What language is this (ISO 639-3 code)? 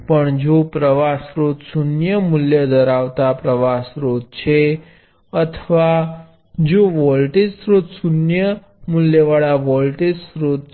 guj